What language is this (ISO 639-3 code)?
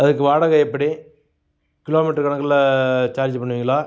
tam